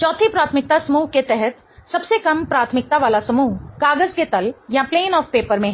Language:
Hindi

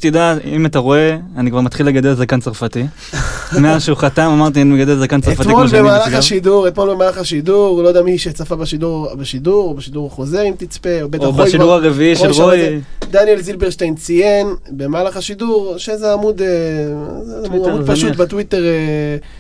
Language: Hebrew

